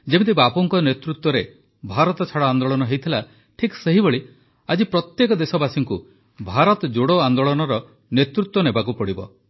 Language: Odia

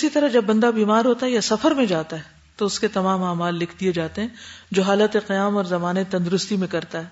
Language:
Urdu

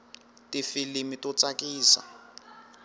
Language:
Tsonga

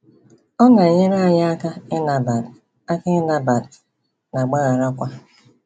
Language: Igbo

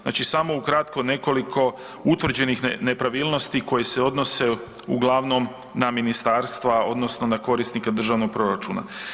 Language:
Croatian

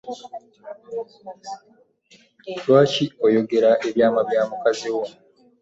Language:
Ganda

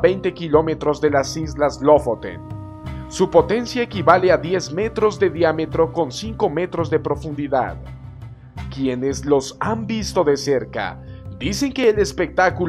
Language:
Spanish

